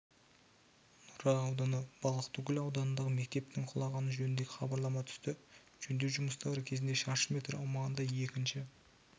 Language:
Kazakh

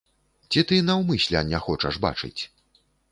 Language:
Belarusian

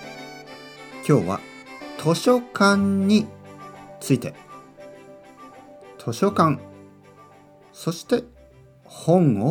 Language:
Japanese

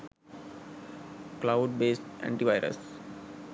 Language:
Sinhala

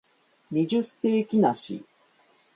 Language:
Japanese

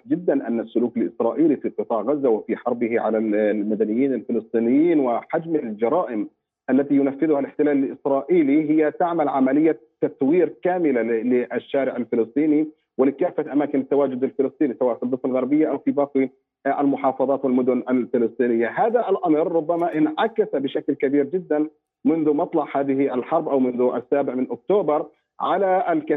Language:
Arabic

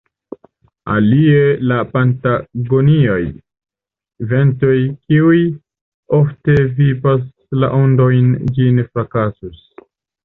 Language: Esperanto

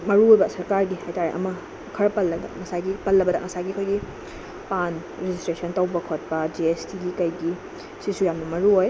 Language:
Manipuri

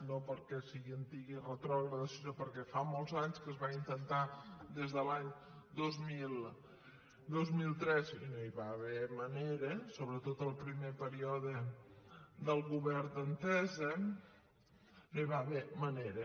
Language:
Catalan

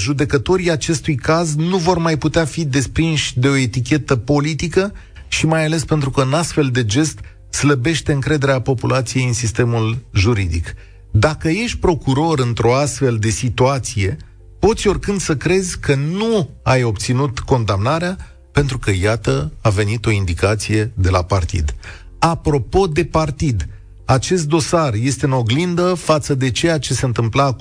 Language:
Romanian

